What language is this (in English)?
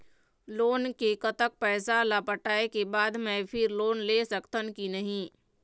Chhattisgarhi